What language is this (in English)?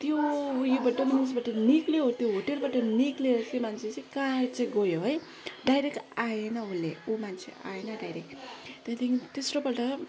Nepali